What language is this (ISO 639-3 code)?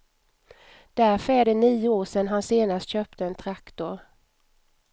swe